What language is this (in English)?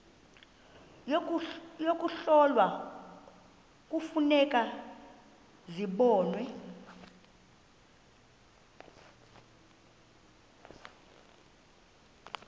Xhosa